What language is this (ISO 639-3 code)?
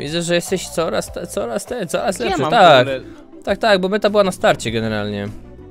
pol